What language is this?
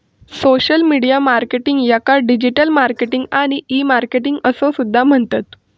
Marathi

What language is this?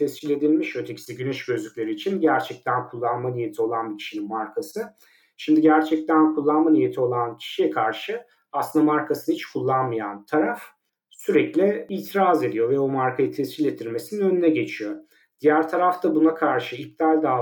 Turkish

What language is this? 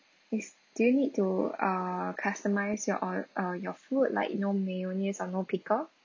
English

